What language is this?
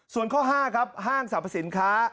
Thai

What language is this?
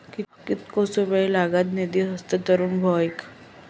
Marathi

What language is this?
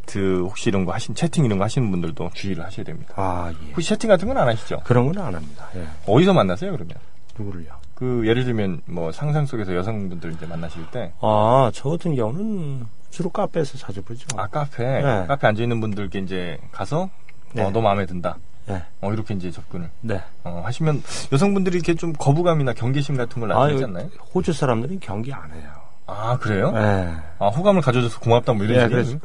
Korean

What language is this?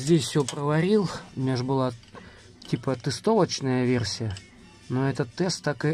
Russian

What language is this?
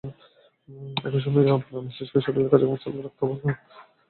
Bangla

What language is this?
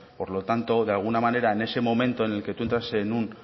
Spanish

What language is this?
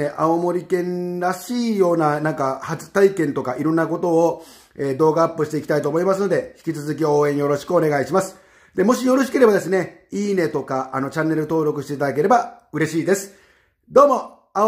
Japanese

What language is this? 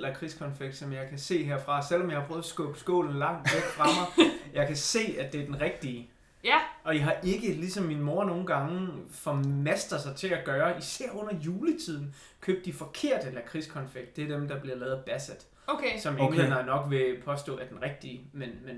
Danish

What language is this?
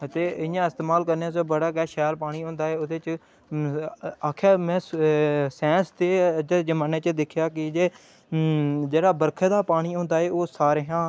Dogri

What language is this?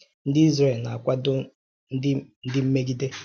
Igbo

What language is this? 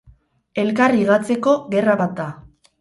Basque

